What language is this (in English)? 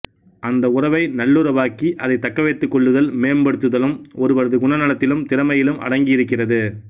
Tamil